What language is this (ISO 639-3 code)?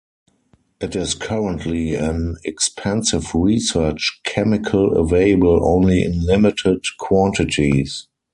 eng